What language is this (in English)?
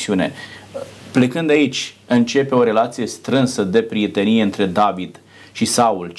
Romanian